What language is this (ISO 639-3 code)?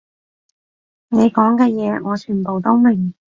yue